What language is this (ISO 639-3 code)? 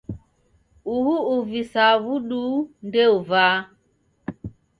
dav